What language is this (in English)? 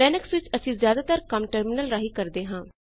Punjabi